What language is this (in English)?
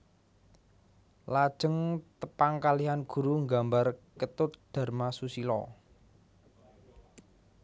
Javanese